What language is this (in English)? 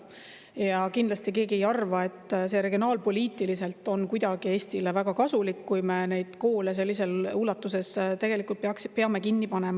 Estonian